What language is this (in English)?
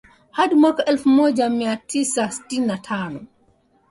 Swahili